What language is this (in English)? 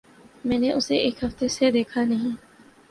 Urdu